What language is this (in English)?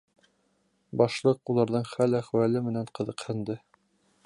Bashkir